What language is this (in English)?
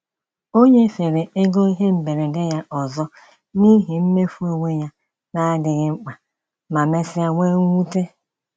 Igbo